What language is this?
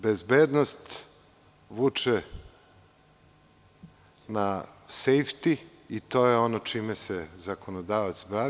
Serbian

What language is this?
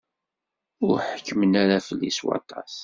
Kabyle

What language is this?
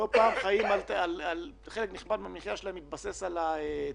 Hebrew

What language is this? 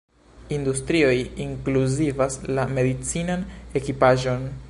Esperanto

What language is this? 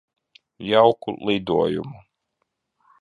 Latvian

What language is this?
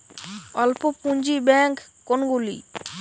Bangla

